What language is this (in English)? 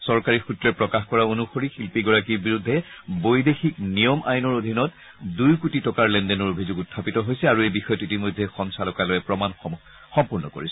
Assamese